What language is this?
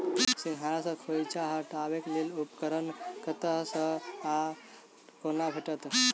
Maithili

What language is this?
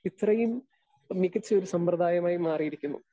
Malayalam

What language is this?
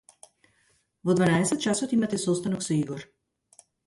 Macedonian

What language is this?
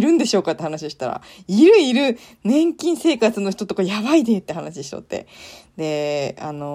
Japanese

